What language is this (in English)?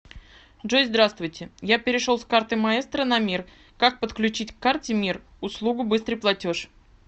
Russian